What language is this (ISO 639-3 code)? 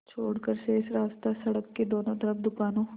hin